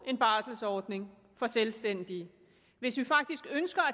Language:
Danish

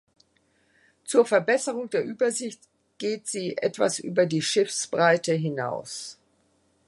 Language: German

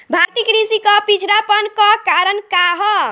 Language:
Bhojpuri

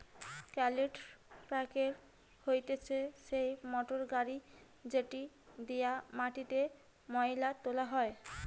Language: Bangla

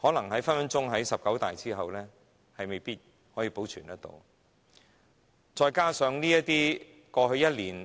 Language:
Cantonese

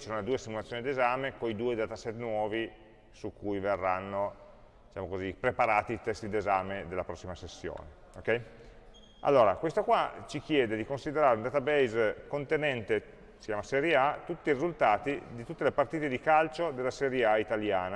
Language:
Italian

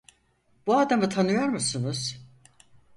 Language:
Turkish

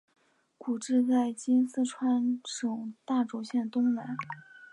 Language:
Chinese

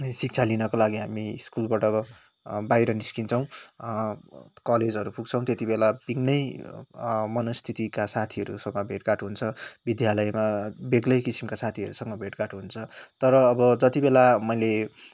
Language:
Nepali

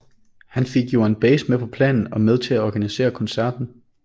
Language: Danish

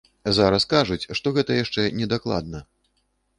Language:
Belarusian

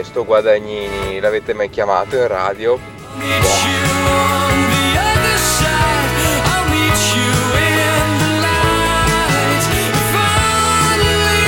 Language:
Italian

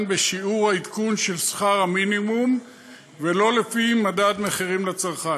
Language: Hebrew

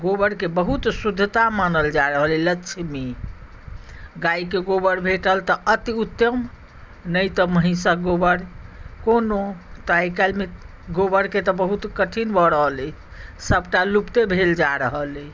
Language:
Maithili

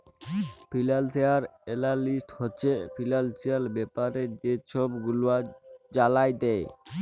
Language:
Bangla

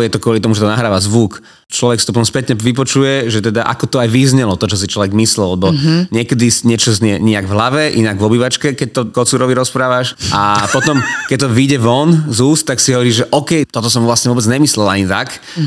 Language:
Slovak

